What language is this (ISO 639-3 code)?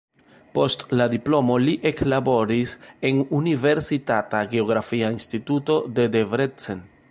epo